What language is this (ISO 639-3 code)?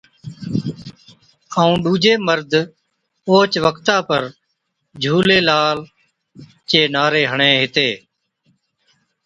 odk